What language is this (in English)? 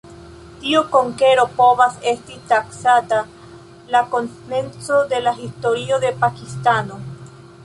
Esperanto